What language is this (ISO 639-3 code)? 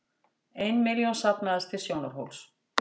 isl